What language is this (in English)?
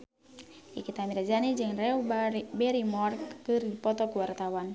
Sundanese